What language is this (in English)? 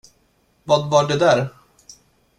Swedish